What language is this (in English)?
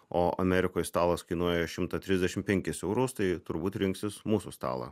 Lithuanian